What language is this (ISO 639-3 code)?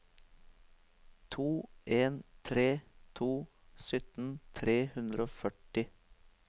nor